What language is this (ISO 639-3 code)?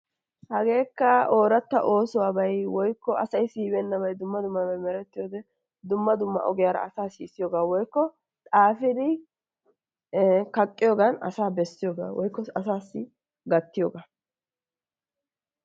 wal